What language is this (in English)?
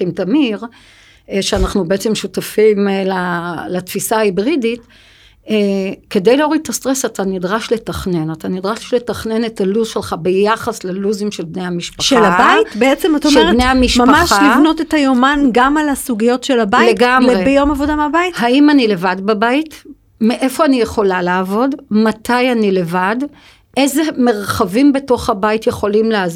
Hebrew